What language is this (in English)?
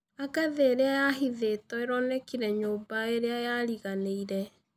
Kikuyu